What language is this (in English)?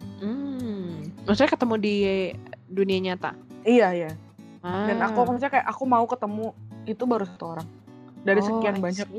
Indonesian